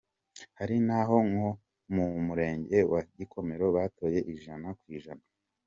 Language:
Kinyarwanda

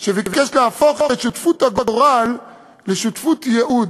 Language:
Hebrew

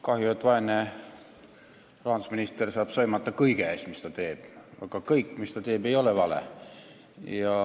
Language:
Estonian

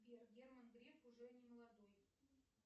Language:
Russian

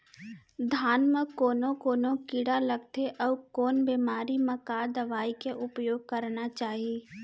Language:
Chhattisgarhi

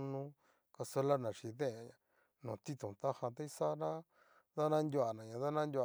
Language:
Cacaloxtepec Mixtec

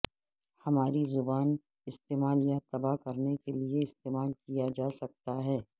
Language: Urdu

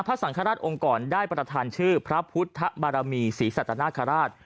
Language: Thai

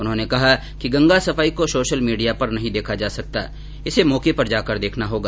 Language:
Hindi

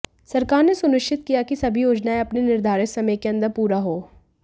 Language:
Hindi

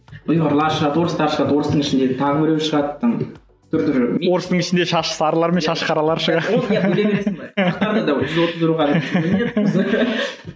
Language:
Kazakh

